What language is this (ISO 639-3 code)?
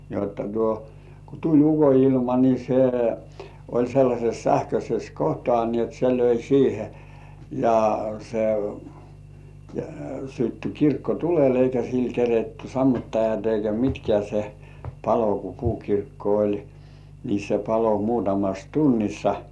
fin